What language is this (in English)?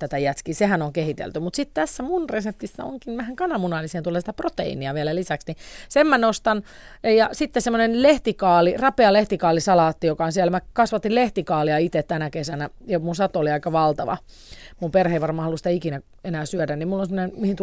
Finnish